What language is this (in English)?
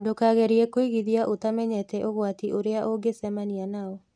Kikuyu